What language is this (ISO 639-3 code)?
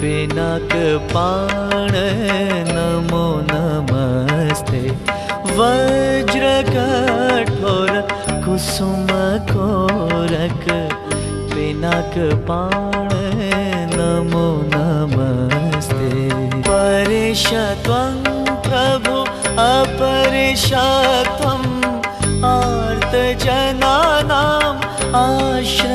hin